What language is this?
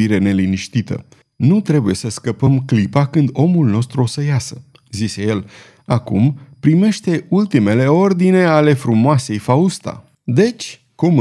Romanian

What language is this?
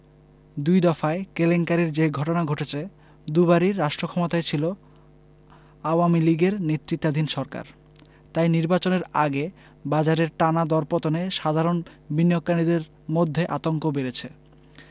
Bangla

